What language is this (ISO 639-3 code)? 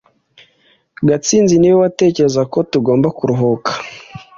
kin